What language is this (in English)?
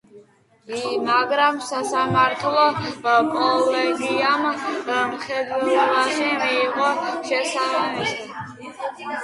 Georgian